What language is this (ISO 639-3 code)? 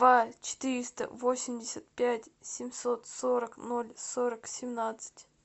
rus